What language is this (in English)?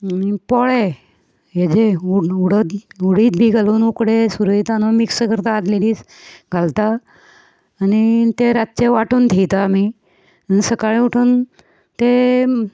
Konkani